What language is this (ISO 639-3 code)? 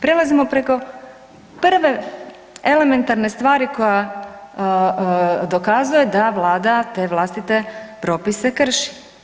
hrv